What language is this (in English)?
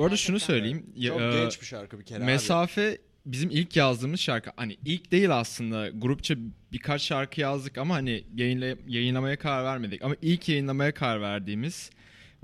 Turkish